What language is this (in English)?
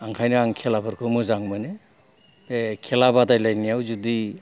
Bodo